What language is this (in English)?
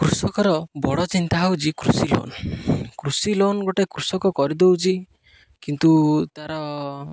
Odia